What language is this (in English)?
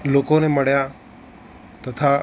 Gujarati